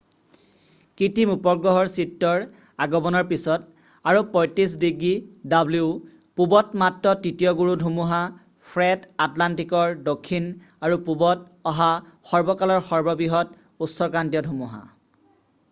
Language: Assamese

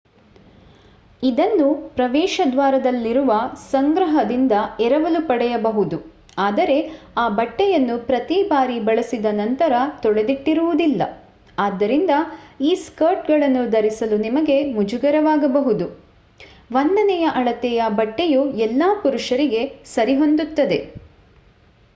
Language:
Kannada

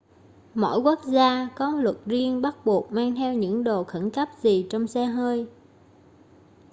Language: Vietnamese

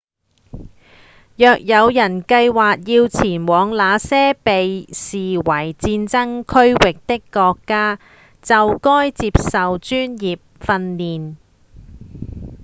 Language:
Cantonese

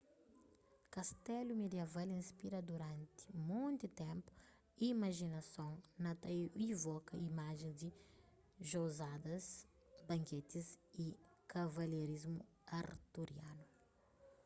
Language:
Kabuverdianu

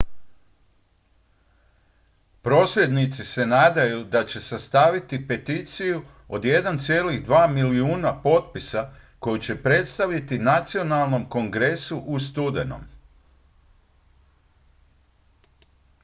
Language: Croatian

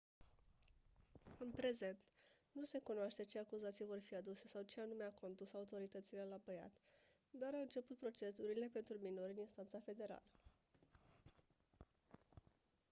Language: Romanian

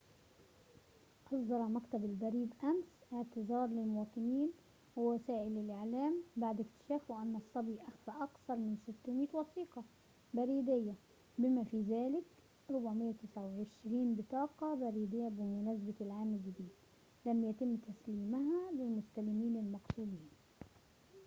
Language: Arabic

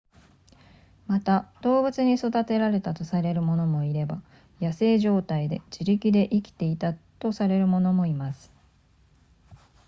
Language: Japanese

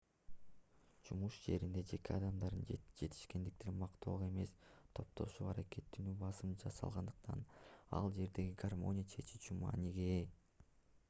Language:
Kyrgyz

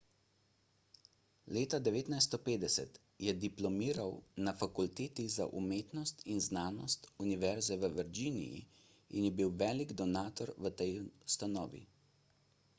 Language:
Slovenian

